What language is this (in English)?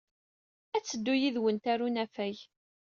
Kabyle